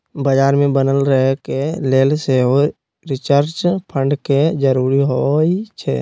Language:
Magahi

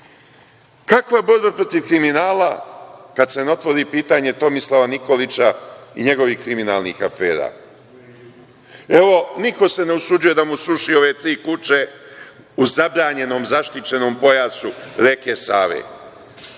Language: Serbian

